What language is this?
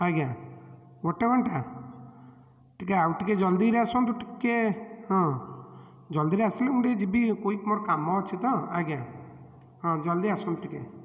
Odia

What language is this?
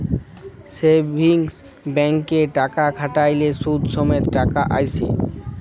Bangla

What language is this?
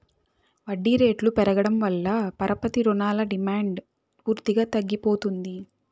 Telugu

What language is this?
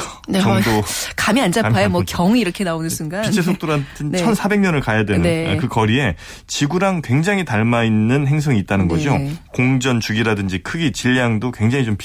Korean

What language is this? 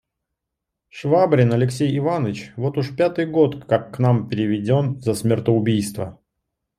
Russian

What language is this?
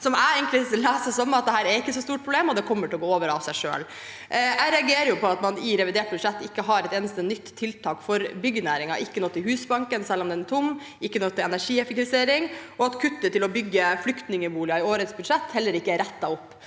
Norwegian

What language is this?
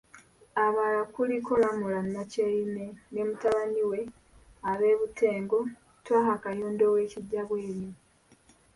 Ganda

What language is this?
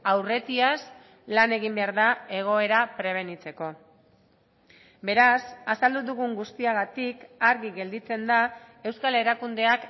Basque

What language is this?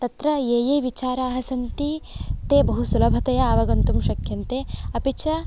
Sanskrit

